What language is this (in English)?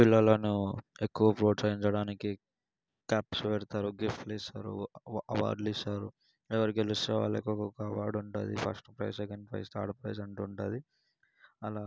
Telugu